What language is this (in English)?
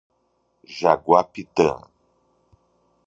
Portuguese